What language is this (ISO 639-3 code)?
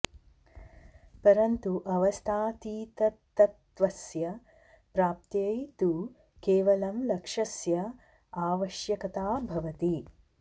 san